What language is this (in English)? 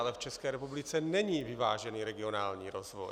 Czech